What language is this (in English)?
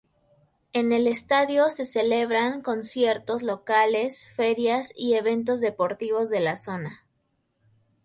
Spanish